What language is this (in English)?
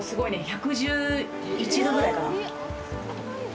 Japanese